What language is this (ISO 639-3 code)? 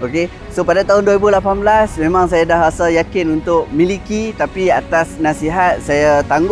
msa